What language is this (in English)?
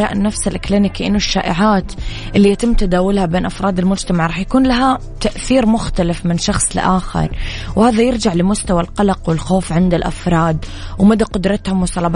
Arabic